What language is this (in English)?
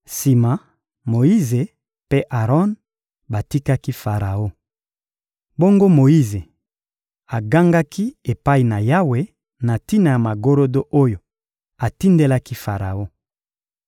Lingala